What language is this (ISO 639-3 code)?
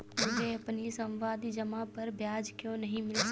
hin